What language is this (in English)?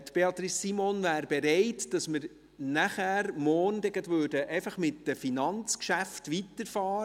Swiss German